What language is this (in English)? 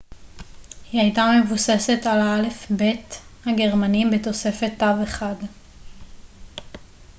Hebrew